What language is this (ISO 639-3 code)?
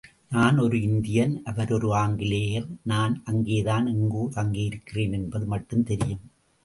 tam